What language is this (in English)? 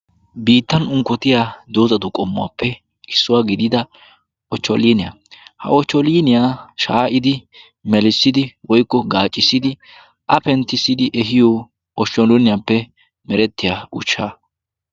Wolaytta